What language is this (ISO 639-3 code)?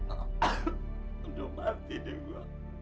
ind